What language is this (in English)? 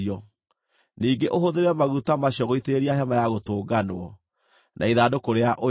Kikuyu